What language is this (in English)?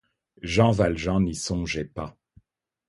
French